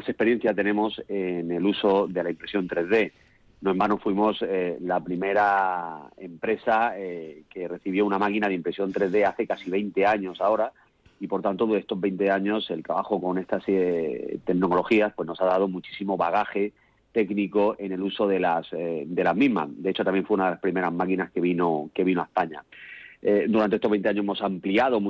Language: Spanish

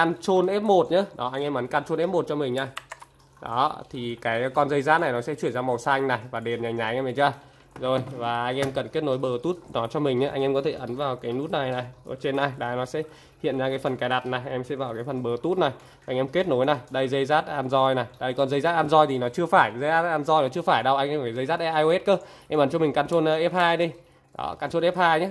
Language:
Vietnamese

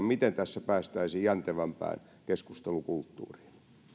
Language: Finnish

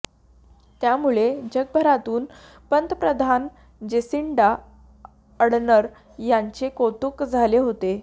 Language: Marathi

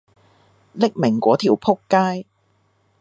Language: Cantonese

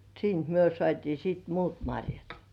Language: Finnish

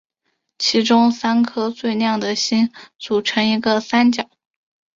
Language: Chinese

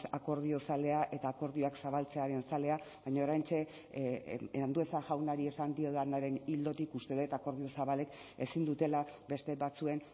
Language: Basque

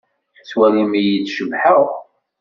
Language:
Kabyle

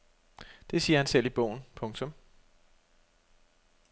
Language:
Danish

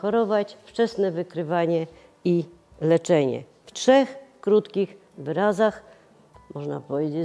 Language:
Polish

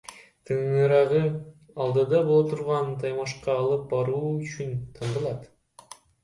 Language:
Kyrgyz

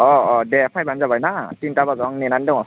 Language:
Bodo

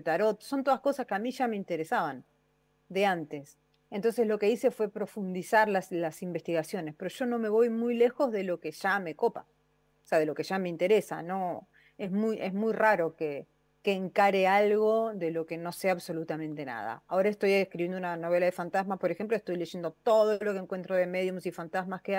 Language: Spanish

